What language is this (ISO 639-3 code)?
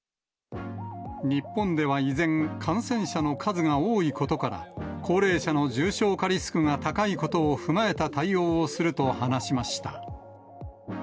jpn